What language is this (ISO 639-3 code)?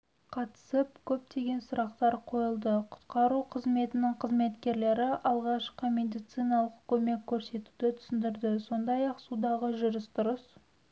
kaz